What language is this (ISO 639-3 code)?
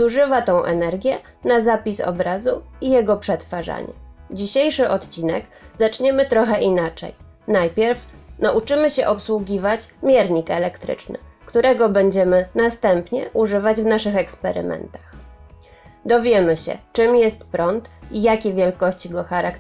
pol